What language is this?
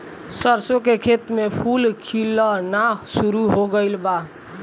Bhojpuri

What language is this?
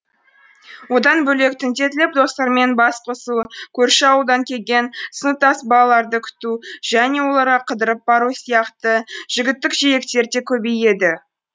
Kazakh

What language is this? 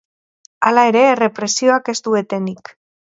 Basque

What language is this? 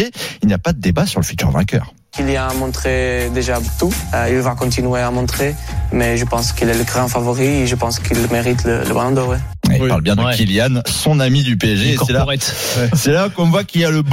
French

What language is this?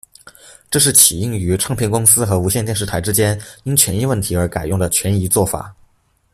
Chinese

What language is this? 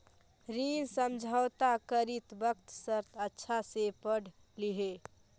Magahi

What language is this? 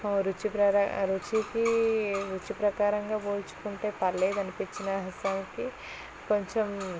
Telugu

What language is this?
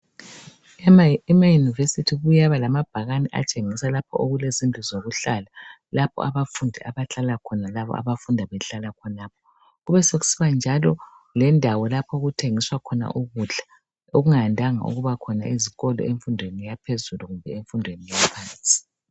North Ndebele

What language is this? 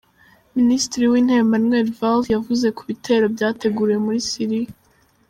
Kinyarwanda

